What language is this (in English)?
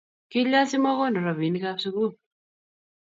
Kalenjin